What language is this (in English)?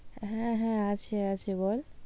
Bangla